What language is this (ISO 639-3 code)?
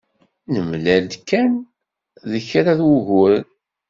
kab